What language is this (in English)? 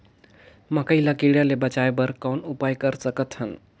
Chhattisgarhi